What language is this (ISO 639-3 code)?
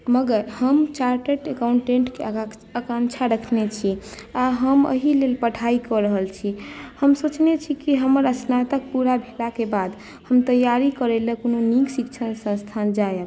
mai